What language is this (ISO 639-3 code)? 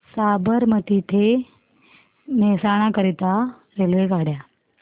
mar